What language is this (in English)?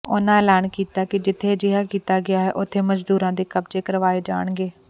Punjabi